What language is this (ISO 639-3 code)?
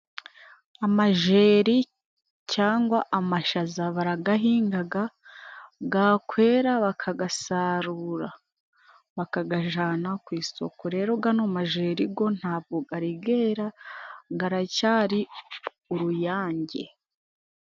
kin